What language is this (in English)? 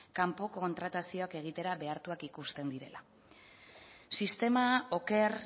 Basque